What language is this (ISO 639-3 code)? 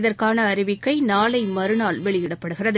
tam